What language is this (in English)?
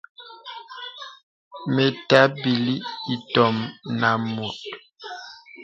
Bebele